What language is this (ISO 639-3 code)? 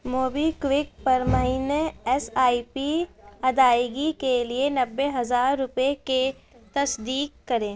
urd